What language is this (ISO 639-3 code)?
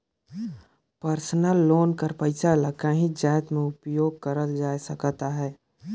hne